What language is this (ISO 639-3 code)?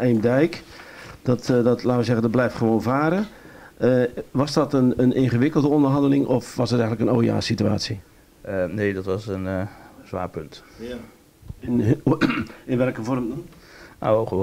nld